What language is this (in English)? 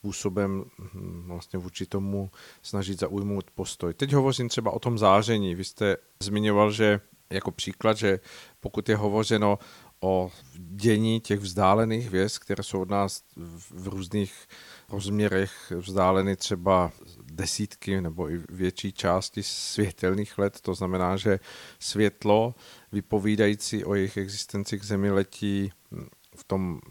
Czech